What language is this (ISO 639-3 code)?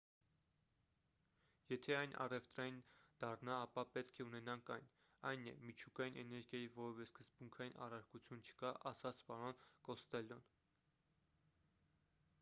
hye